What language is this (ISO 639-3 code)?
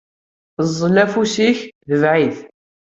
kab